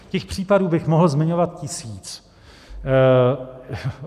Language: Czech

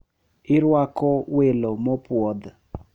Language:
Luo (Kenya and Tanzania)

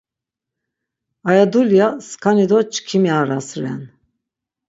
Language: Laz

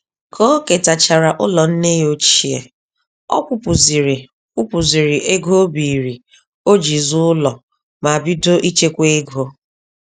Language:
Igbo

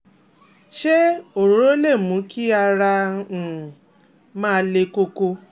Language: Yoruba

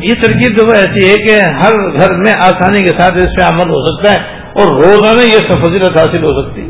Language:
Urdu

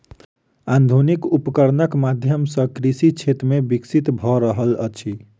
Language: Maithili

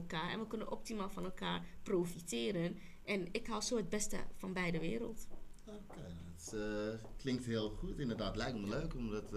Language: Dutch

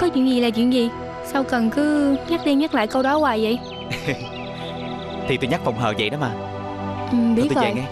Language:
Vietnamese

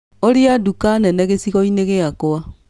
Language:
Kikuyu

